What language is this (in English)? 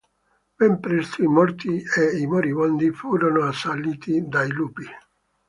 Italian